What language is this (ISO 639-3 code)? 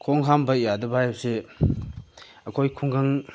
mni